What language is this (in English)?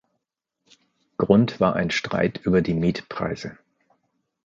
German